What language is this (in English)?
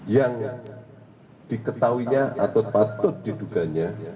Indonesian